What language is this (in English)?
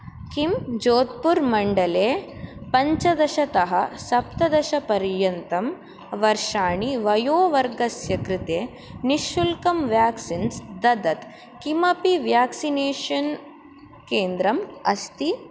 Sanskrit